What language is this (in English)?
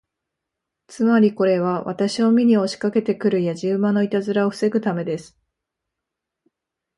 Japanese